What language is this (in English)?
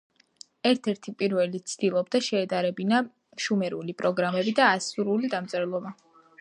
Georgian